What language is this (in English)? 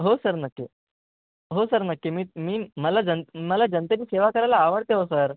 Marathi